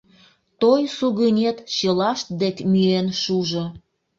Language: Mari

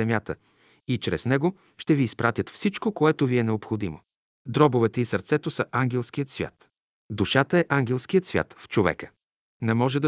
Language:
Bulgarian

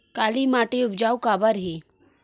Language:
Chhattisgarhi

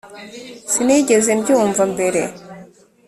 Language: Kinyarwanda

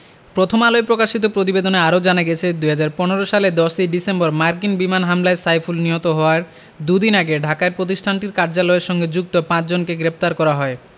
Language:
Bangla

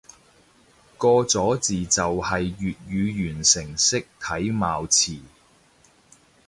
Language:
Cantonese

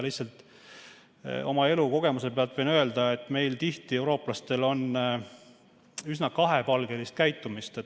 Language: Estonian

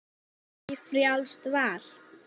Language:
Icelandic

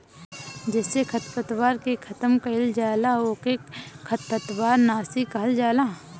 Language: Bhojpuri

